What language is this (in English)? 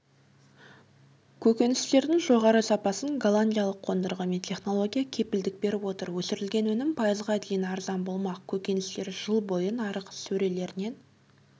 Kazakh